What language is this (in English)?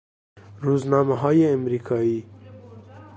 Persian